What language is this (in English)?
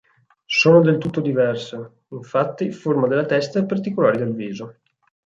Italian